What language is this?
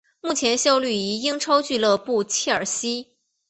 Chinese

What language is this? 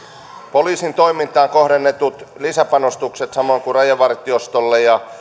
Finnish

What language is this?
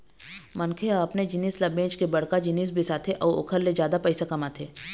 Chhattisgarhi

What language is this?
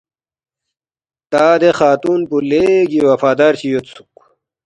Balti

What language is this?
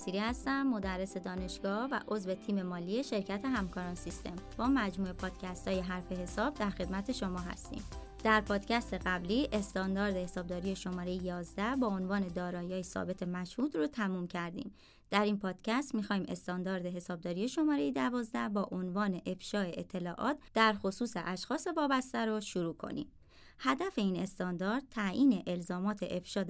Persian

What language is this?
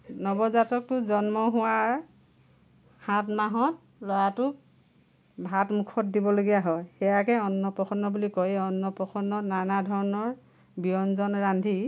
Assamese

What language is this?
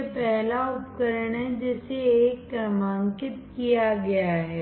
Hindi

